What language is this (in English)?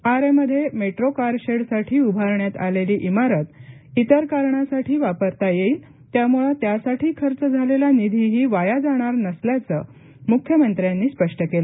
Marathi